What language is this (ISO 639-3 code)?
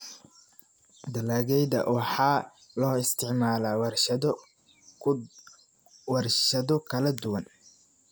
som